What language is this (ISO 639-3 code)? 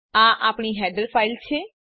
guj